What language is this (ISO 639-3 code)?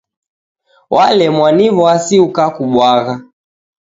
dav